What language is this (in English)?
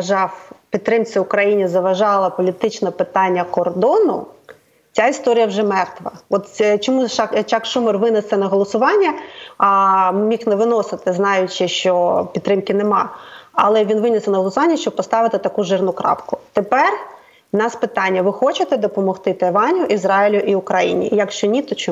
Ukrainian